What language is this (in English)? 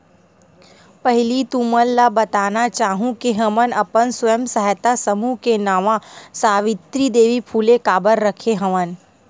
Chhattisgarhi